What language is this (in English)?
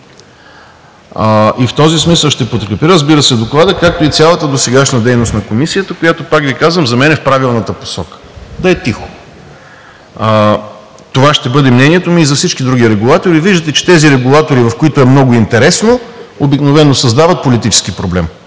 Bulgarian